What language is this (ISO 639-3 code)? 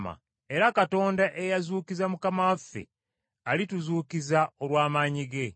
lug